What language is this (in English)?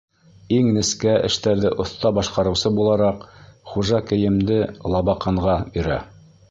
Bashkir